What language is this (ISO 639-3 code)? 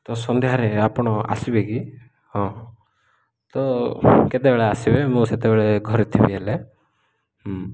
ori